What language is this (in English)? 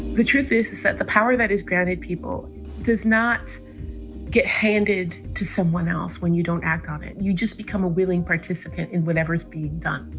English